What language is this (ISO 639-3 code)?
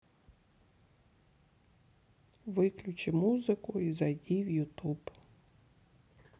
rus